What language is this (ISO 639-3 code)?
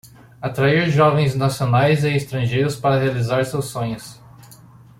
por